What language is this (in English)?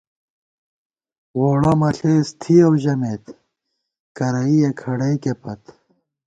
Gawar-Bati